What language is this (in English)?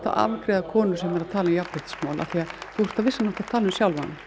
Icelandic